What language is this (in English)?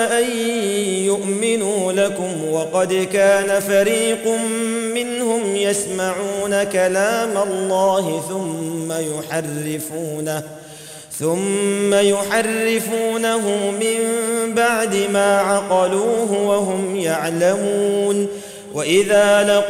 Arabic